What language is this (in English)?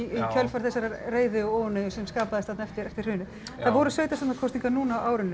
Icelandic